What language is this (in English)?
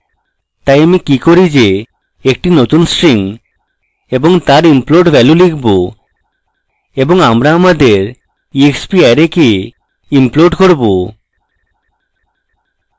Bangla